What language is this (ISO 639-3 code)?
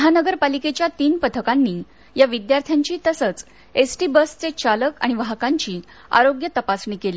mar